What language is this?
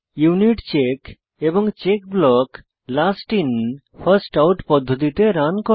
Bangla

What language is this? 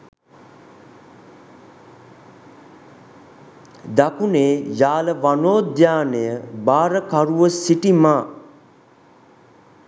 Sinhala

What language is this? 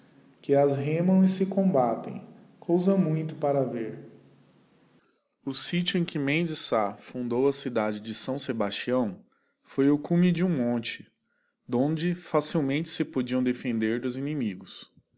Portuguese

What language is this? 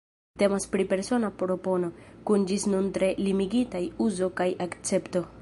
Esperanto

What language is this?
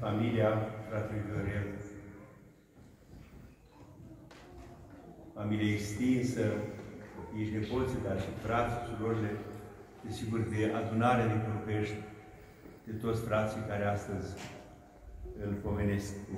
Romanian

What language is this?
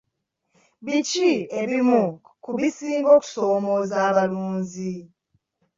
Ganda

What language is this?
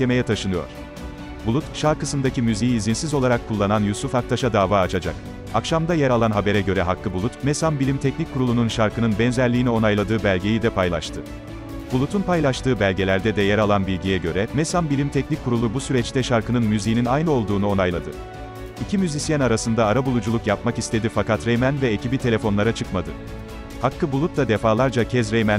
Turkish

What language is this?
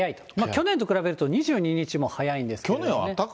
Japanese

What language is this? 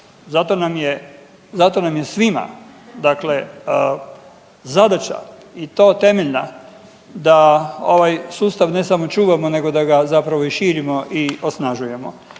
Croatian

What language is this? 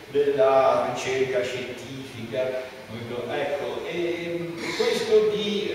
Italian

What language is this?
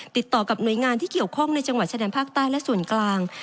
Thai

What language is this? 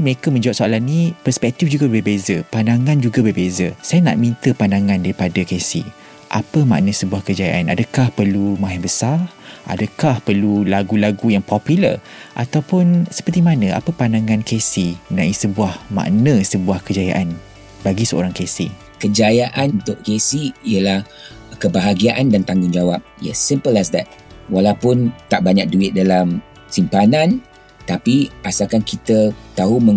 Malay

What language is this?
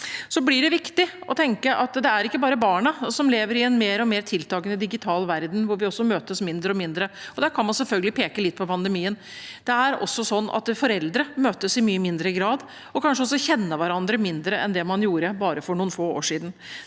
Norwegian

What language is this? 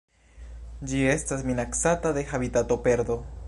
Esperanto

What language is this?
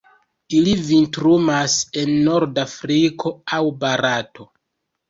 Esperanto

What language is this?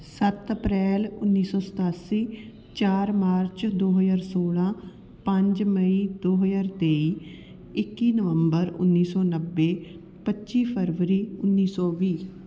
Punjabi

